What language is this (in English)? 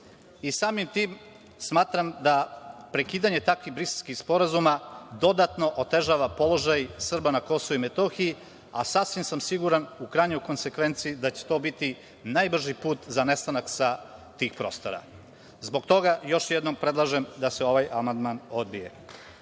Serbian